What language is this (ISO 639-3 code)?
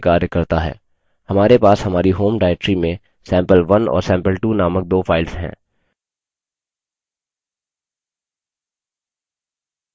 hin